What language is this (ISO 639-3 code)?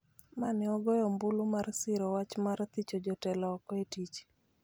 luo